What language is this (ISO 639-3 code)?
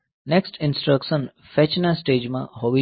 guj